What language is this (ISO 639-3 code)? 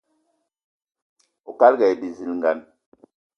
eto